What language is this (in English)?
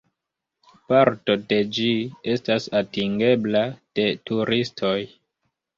Esperanto